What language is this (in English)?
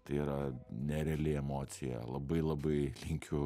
Lithuanian